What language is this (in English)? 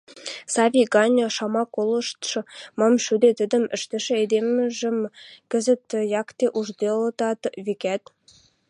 Western Mari